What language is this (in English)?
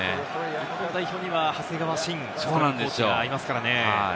Japanese